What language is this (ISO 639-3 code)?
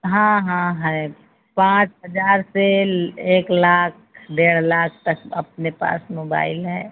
hin